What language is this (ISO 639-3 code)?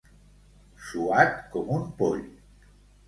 cat